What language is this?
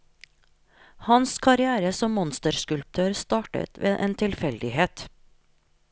Norwegian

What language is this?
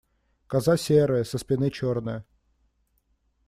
Russian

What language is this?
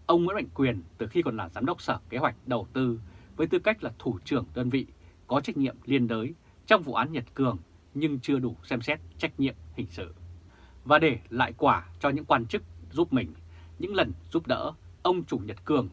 Vietnamese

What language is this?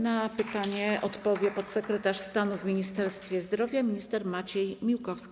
Polish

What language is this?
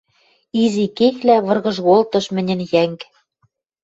Western Mari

